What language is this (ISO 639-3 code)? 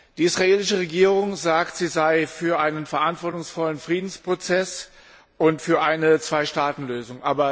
deu